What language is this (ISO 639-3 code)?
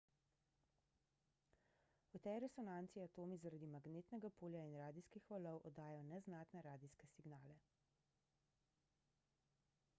slv